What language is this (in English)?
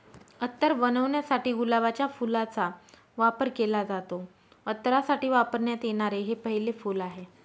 Marathi